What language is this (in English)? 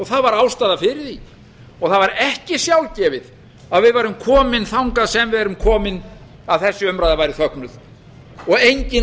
Icelandic